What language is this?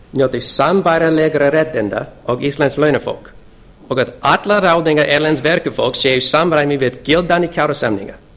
Icelandic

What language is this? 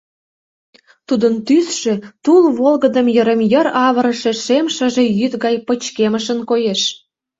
Mari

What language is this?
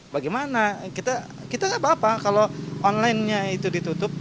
Indonesian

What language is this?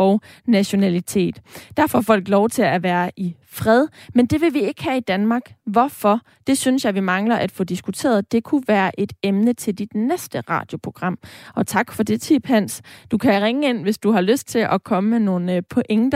Danish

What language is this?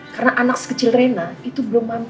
Indonesian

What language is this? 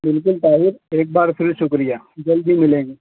Urdu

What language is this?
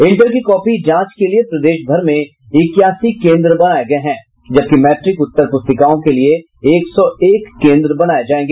Hindi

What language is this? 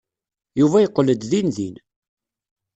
Kabyle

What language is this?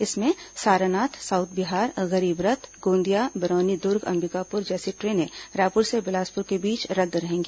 Hindi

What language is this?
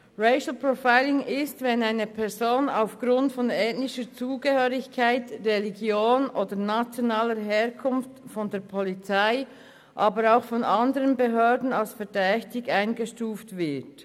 Swiss German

